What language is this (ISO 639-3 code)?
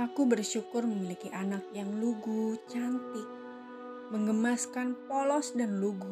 ind